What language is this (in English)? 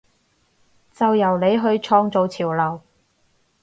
Cantonese